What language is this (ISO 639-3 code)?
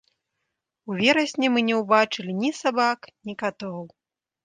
bel